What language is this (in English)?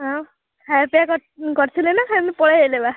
Odia